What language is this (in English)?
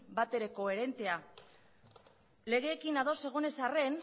Basque